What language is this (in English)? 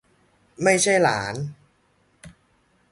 Thai